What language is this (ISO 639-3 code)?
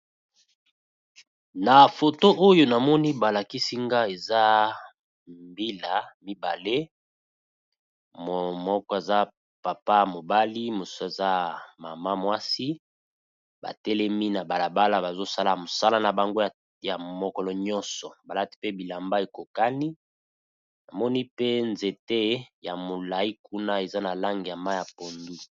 lin